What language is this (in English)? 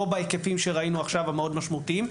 Hebrew